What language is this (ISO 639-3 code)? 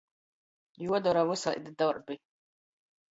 ltg